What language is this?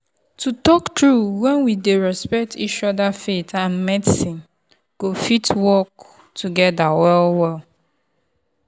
Nigerian Pidgin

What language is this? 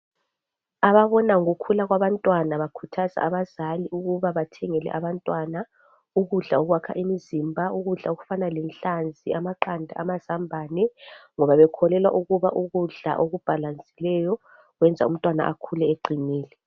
North Ndebele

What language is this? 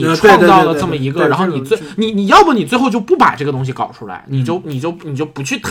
Chinese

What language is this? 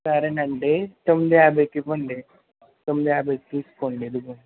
Telugu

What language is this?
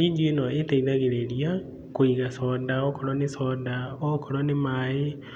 Kikuyu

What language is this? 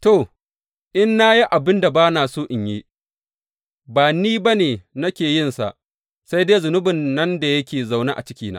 Hausa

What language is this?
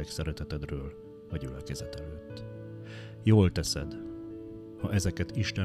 Hungarian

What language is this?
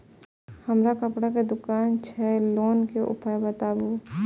Maithili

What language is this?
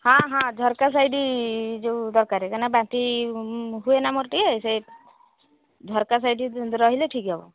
Odia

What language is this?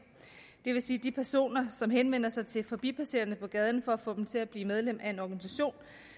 Danish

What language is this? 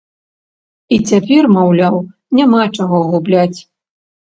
Belarusian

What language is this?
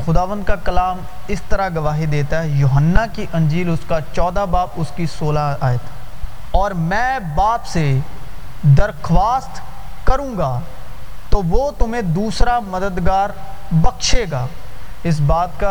Urdu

